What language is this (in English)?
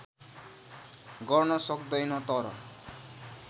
Nepali